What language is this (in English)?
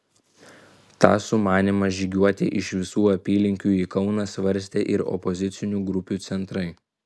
Lithuanian